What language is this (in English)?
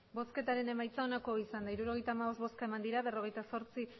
Basque